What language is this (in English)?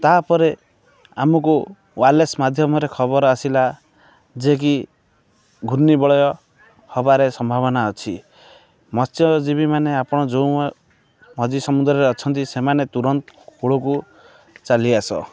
Odia